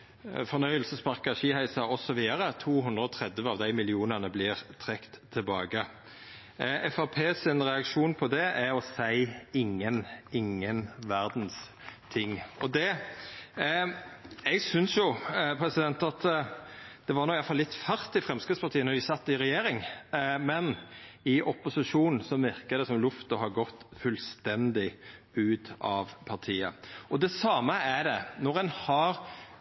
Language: Norwegian Nynorsk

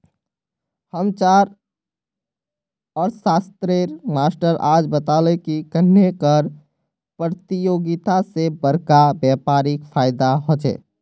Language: Magahi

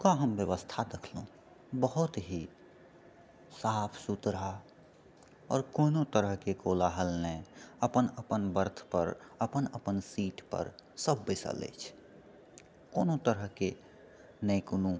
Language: Maithili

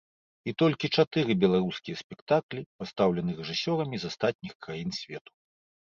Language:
Belarusian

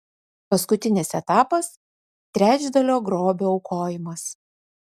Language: Lithuanian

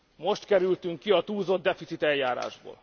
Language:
Hungarian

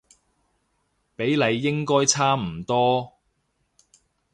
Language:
Cantonese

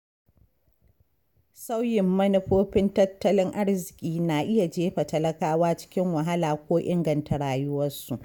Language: Hausa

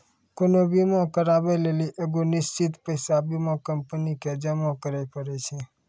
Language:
Maithili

